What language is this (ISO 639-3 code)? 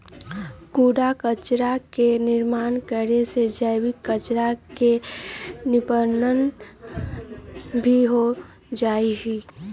mag